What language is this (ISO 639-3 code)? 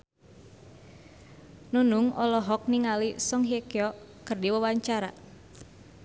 sun